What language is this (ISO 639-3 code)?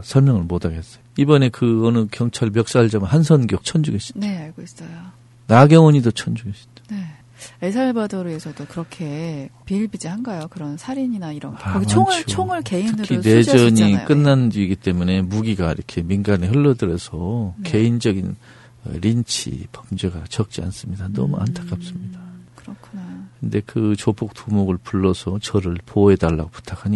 kor